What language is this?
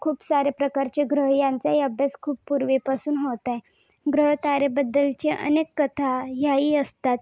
Marathi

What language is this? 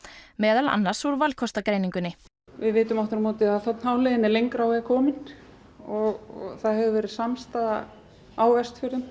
Icelandic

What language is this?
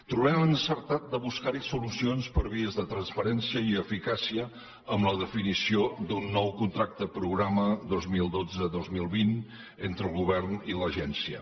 Catalan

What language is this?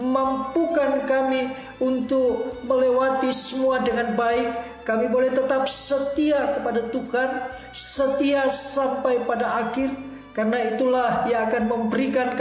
Indonesian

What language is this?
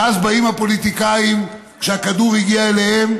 Hebrew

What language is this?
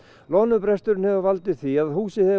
Icelandic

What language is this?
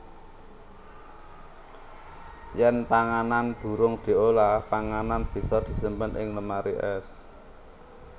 Javanese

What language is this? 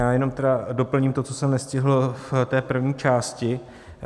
Czech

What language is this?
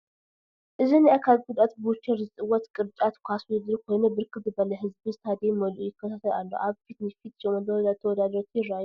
Tigrinya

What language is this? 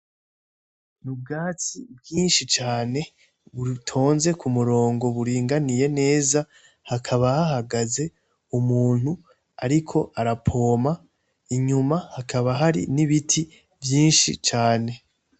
Rundi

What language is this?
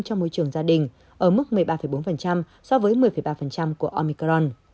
Vietnamese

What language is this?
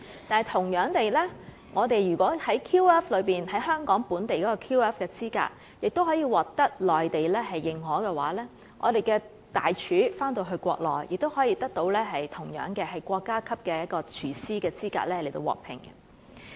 Cantonese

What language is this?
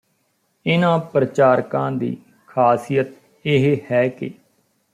Punjabi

